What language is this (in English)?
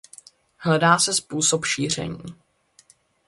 Czech